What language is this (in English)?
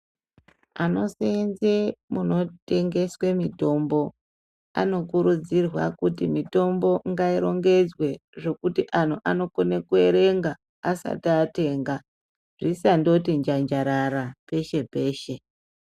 Ndau